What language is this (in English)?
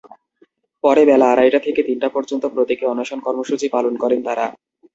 Bangla